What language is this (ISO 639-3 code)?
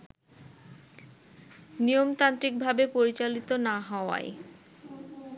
ben